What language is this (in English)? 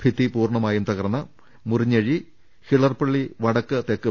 Malayalam